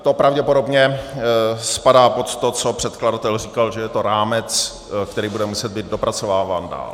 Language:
Czech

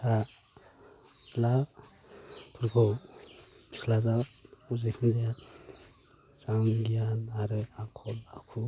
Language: Bodo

